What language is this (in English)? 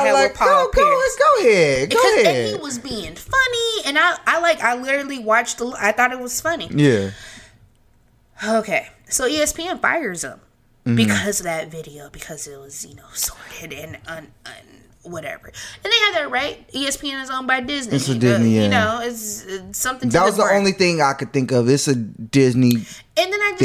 English